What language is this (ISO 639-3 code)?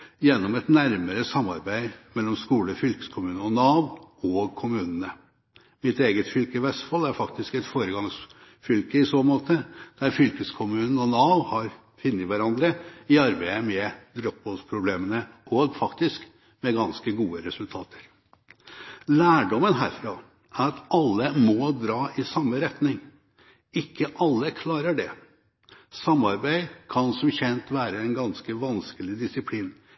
nob